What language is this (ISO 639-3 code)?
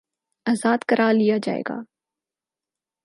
urd